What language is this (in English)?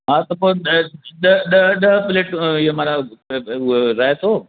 Sindhi